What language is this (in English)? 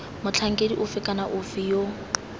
Tswana